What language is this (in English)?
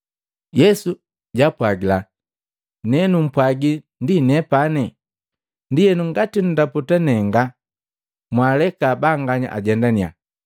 Matengo